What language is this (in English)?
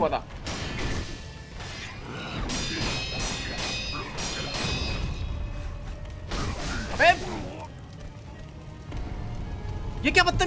Japanese